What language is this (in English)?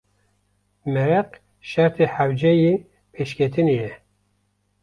Kurdish